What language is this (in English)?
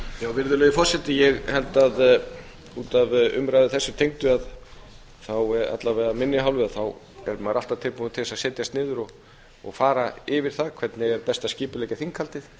Icelandic